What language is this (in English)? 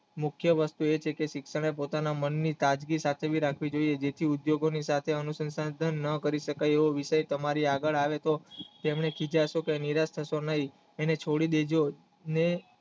Gujarati